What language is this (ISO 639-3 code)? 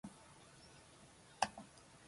jpn